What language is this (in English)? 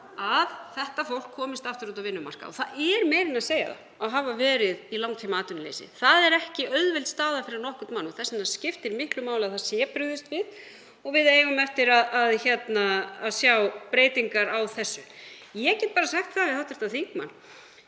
Icelandic